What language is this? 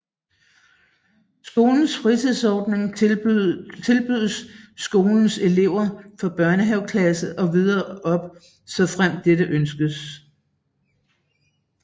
Danish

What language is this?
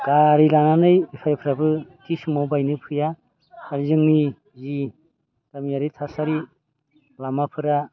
Bodo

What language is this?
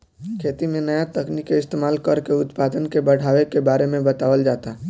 Bhojpuri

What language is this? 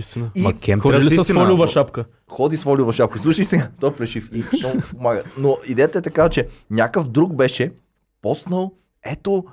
Bulgarian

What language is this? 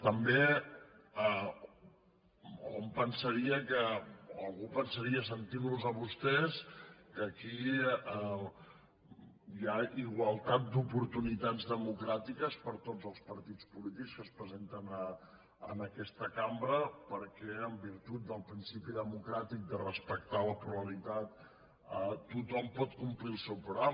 Catalan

